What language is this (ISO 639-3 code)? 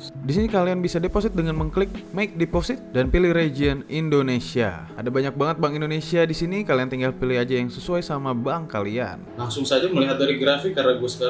ind